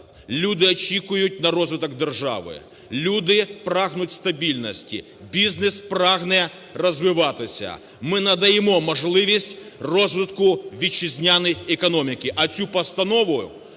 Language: Ukrainian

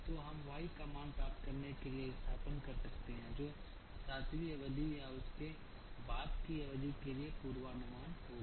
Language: Hindi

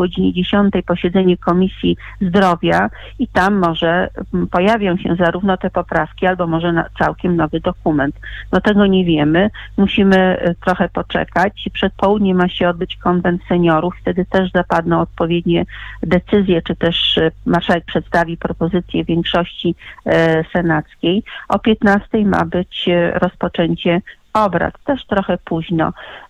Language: Polish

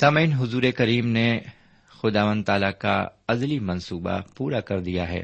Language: Urdu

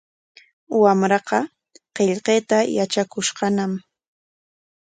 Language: Corongo Ancash Quechua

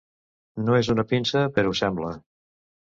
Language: Catalan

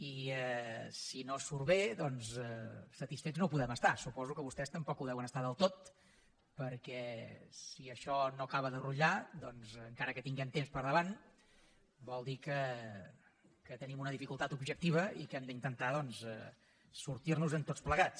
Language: Catalan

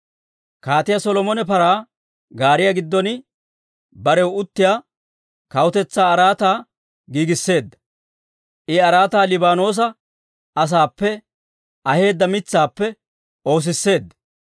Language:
Dawro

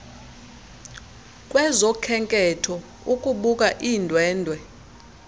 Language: Xhosa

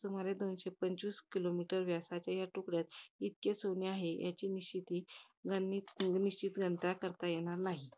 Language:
Marathi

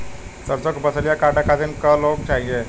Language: Bhojpuri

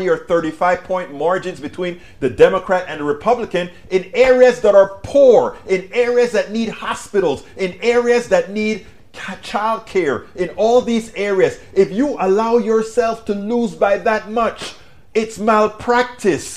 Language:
English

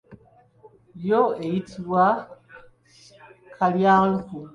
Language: Ganda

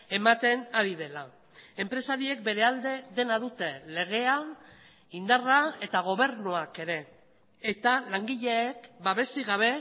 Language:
Basque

